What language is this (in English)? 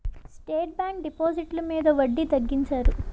Telugu